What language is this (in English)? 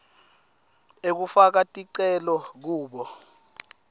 Swati